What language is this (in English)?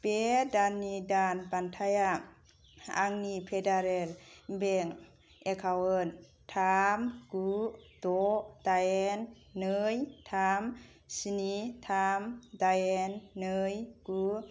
Bodo